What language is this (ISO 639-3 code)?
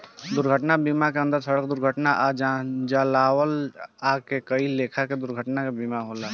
bho